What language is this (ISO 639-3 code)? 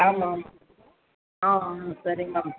tam